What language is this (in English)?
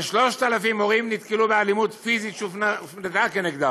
Hebrew